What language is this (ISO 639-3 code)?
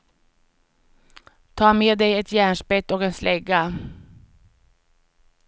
swe